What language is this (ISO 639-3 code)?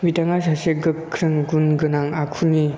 brx